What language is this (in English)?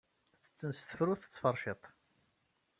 Kabyle